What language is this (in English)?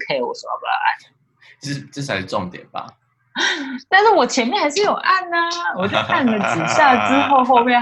Chinese